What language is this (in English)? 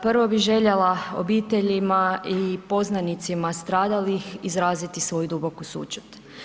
Croatian